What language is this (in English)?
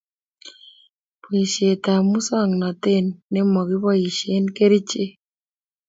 Kalenjin